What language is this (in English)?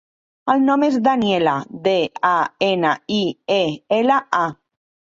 Catalan